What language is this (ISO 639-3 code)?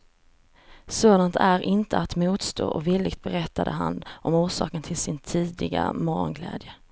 swe